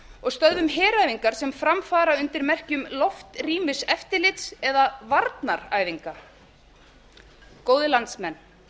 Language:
Icelandic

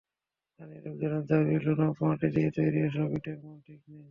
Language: Bangla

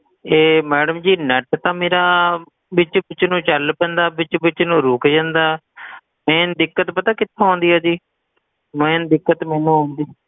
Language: Punjabi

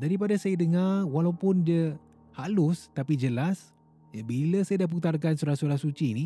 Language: Malay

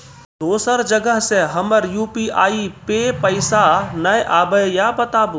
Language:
Maithili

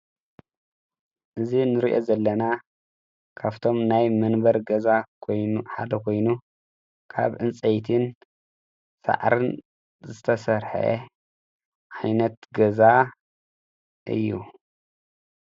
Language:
Tigrinya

